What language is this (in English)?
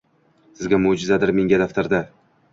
Uzbek